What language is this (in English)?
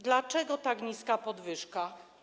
Polish